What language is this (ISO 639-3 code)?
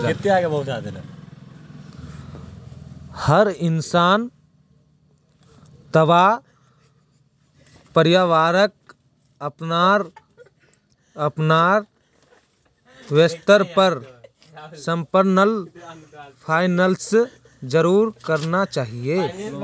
mag